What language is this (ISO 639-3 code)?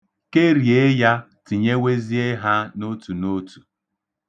ibo